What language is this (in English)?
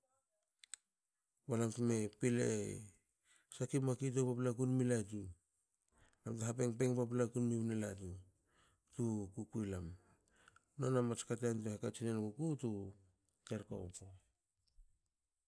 Hakö